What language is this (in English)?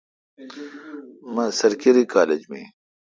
Kalkoti